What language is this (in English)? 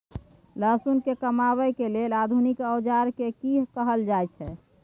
Maithili